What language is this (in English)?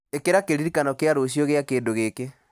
Kikuyu